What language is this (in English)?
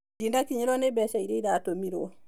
Kikuyu